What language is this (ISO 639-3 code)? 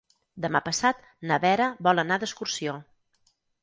cat